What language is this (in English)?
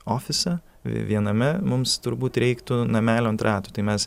Lithuanian